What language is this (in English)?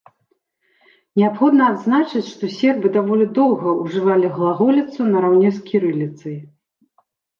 Belarusian